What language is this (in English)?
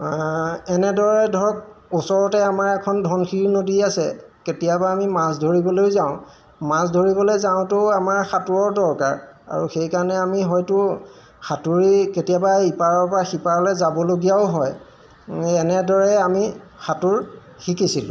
Assamese